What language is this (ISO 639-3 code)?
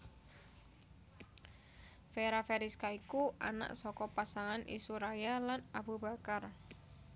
jav